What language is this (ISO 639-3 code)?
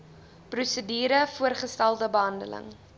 afr